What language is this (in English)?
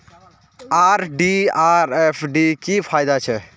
Magahi